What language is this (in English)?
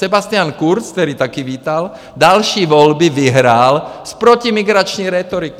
Czech